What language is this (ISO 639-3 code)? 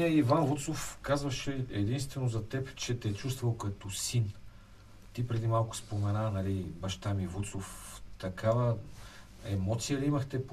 bul